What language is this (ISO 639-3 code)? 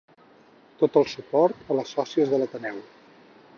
cat